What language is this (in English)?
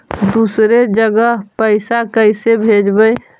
Magahi